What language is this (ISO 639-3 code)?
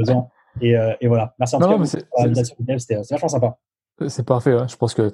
fra